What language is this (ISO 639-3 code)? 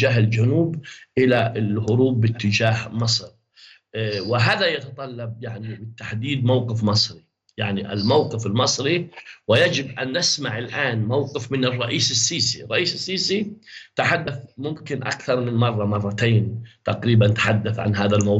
ara